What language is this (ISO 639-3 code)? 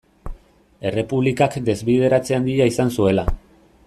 eus